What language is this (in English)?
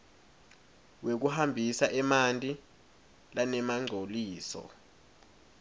Swati